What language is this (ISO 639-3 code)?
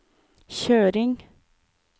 nor